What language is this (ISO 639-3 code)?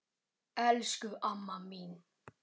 isl